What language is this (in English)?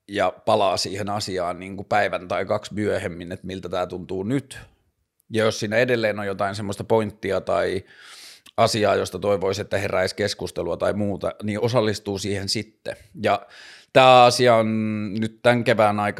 Finnish